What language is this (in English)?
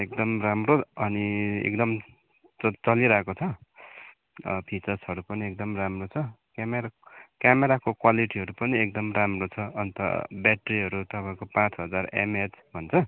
Nepali